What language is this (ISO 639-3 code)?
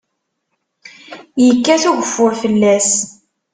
kab